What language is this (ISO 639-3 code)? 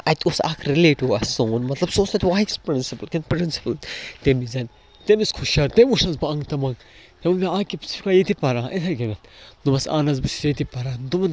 kas